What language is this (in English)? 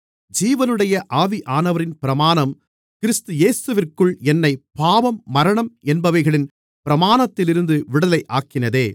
Tamil